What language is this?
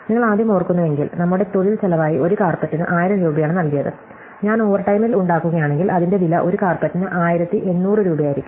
Malayalam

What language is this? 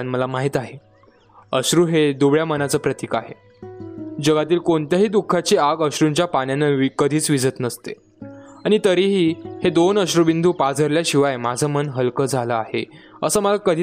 Marathi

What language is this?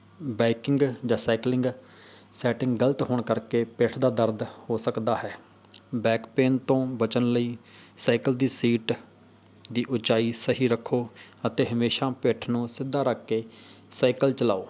Punjabi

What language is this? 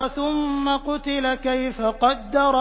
Arabic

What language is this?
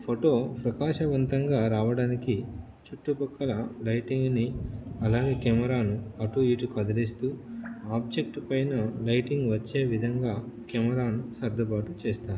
Telugu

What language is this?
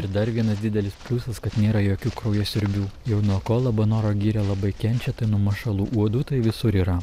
Lithuanian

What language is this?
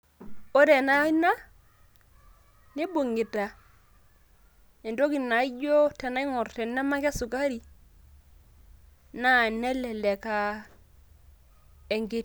Masai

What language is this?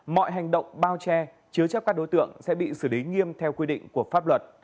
Vietnamese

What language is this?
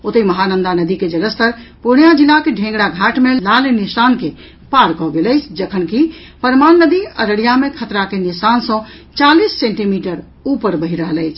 Maithili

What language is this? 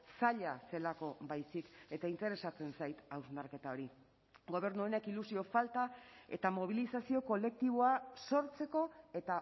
Basque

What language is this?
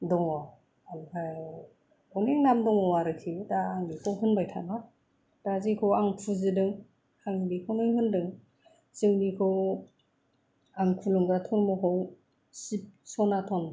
Bodo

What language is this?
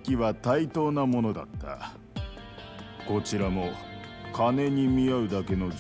Japanese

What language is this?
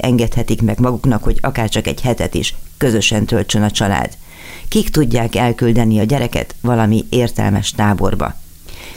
Hungarian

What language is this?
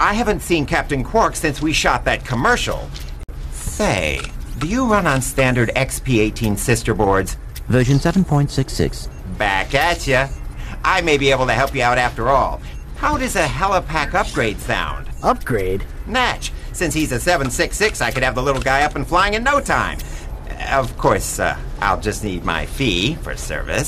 English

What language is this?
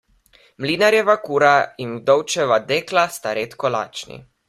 Slovenian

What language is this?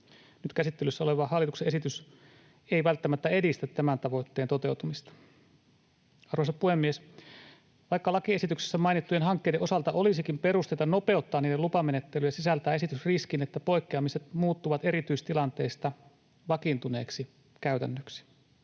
Finnish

